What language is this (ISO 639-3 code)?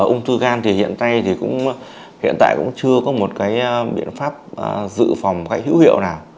vie